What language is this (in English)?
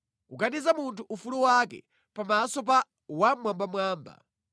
Nyanja